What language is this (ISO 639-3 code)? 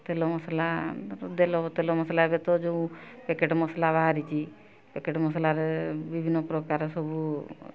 ori